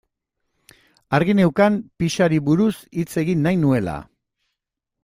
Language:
Basque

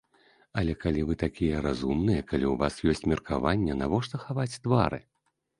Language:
Belarusian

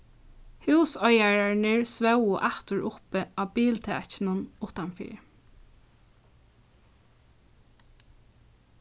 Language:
Faroese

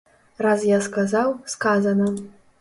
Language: Belarusian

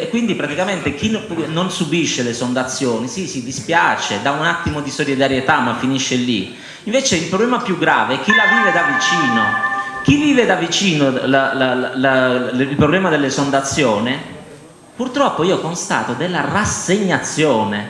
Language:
Italian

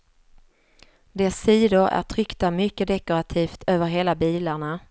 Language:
Swedish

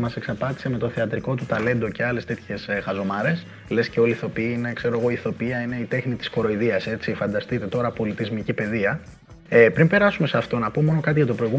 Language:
Greek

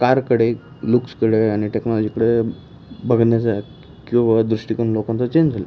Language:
Marathi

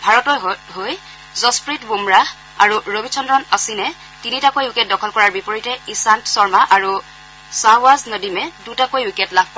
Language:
Assamese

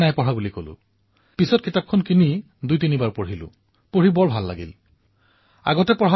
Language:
Assamese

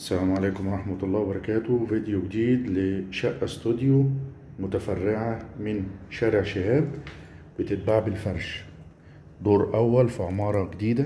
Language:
Arabic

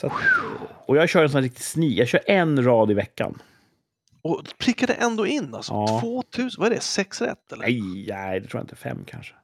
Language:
Swedish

